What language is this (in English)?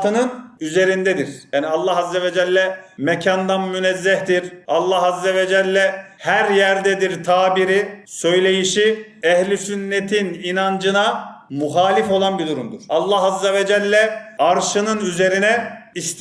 Turkish